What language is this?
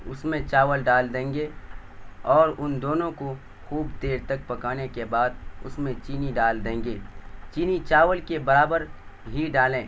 Urdu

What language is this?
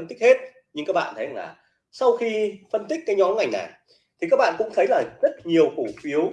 Vietnamese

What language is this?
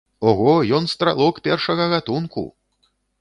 Belarusian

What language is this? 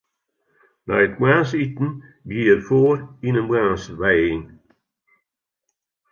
Western Frisian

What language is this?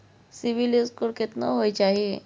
Maithili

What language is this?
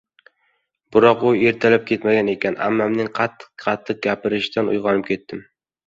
Uzbek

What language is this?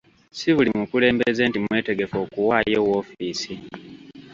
Ganda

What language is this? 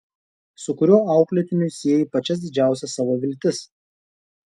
Lithuanian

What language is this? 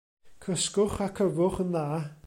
Welsh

